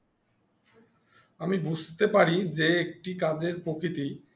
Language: Bangla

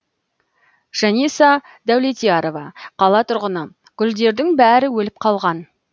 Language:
Kazakh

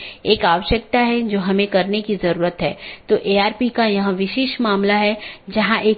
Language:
Hindi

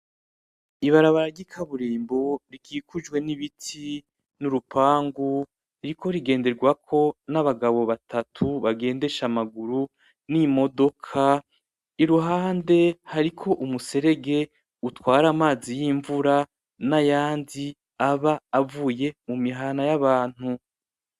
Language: Rundi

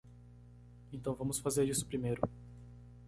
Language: Portuguese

